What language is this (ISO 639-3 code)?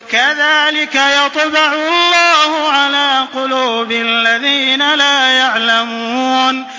ara